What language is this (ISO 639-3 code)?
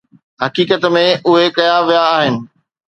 snd